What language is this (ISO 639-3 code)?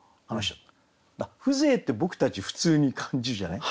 jpn